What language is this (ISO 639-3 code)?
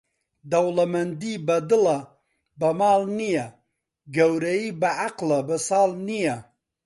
ckb